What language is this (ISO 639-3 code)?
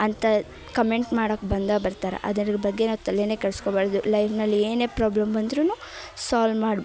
kan